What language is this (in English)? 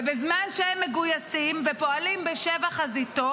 Hebrew